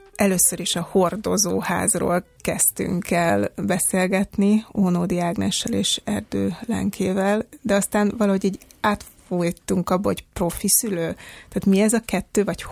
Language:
Hungarian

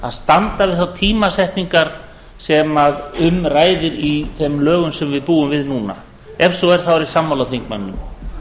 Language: Icelandic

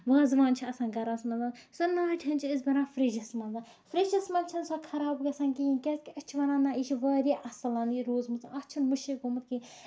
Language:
Kashmiri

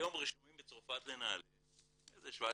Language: Hebrew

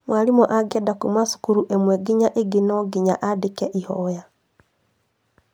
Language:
Kikuyu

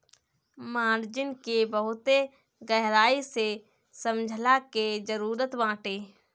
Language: Bhojpuri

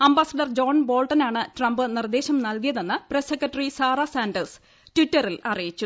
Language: Malayalam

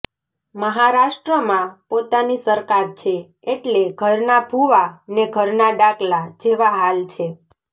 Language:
Gujarati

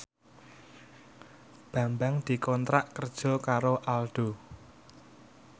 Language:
Javanese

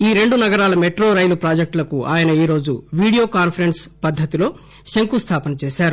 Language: Telugu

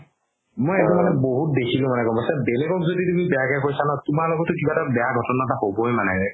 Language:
Assamese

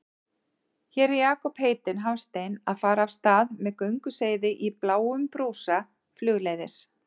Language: Icelandic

